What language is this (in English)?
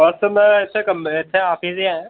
Dogri